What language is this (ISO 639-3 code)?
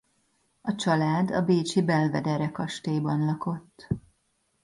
hun